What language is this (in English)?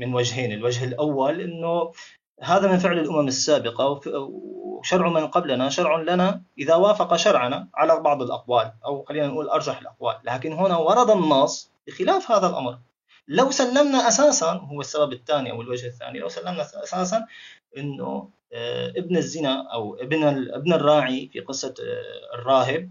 Arabic